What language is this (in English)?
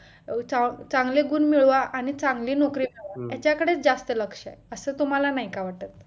Marathi